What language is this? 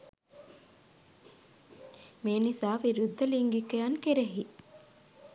Sinhala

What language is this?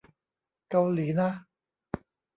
Thai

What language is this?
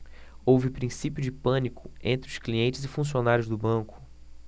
Portuguese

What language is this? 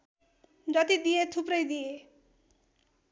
Nepali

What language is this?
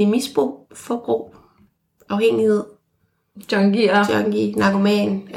Danish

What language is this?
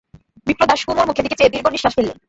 Bangla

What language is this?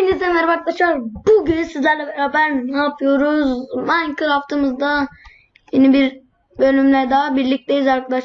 Turkish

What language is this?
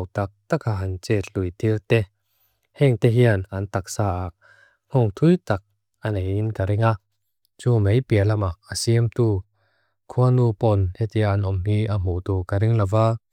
Mizo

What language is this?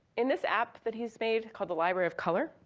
English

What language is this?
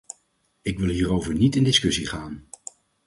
Dutch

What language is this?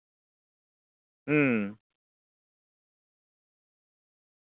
Santali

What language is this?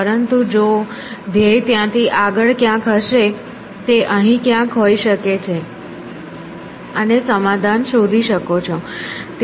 Gujarati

